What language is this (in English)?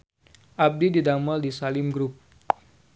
Sundanese